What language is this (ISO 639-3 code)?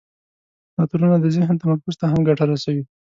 pus